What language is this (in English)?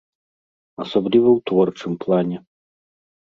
Belarusian